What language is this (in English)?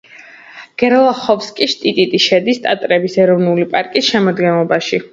Georgian